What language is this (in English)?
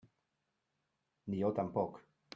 Catalan